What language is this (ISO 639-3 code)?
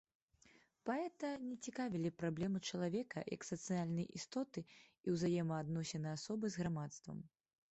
bel